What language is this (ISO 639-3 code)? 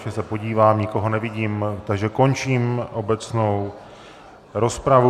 ces